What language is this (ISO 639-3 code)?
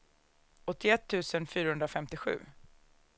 swe